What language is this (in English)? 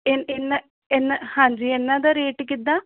Punjabi